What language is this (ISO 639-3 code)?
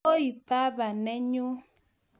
kln